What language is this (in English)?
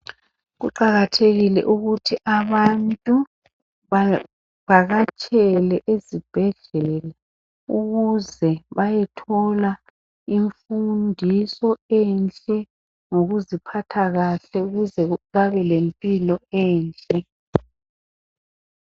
North Ndebele